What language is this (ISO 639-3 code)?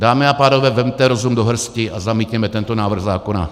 ces